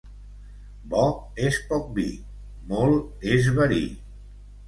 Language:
Catalan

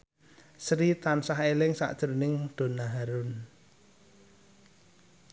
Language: Javanese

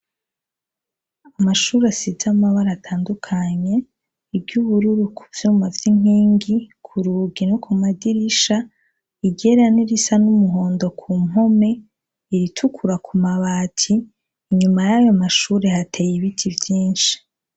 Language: Rundi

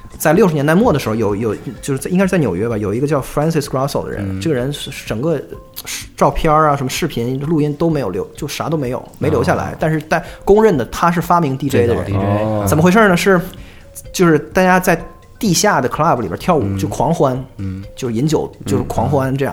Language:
Chinese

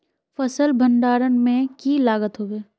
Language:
Magahi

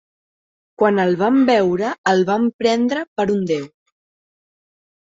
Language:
Catalan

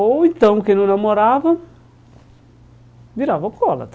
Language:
Portuguese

